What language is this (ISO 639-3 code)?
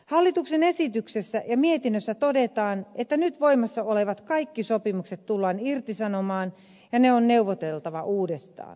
fin